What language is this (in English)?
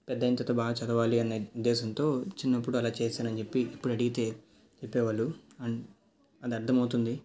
Telugu